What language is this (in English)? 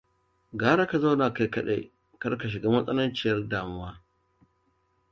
Hausa